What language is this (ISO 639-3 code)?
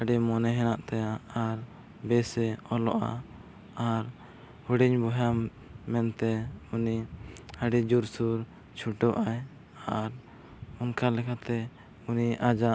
sat